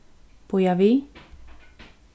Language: Faroese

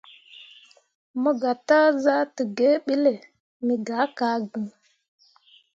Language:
Mundang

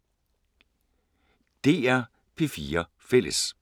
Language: Danish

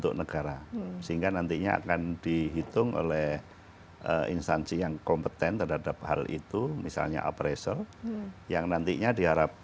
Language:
Indonesian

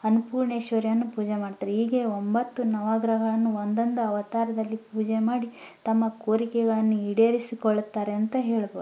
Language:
Kannada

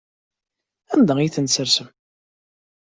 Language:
Kabyle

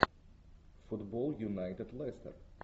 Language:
Russian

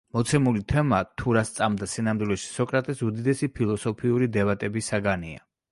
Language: Georgian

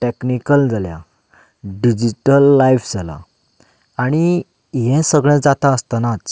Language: Konkani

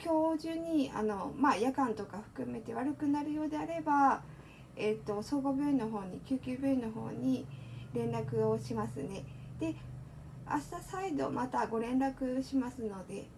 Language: Japanese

